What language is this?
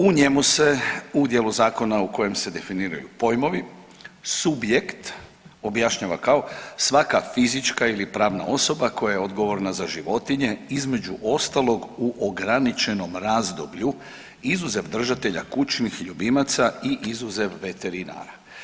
Croatian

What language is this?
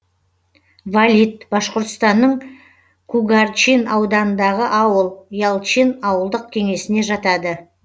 Kazakh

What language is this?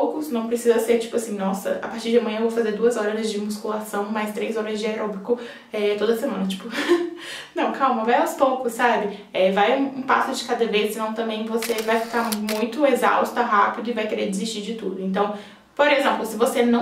Portuguese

